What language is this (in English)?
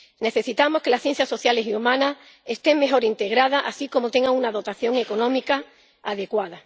Spanish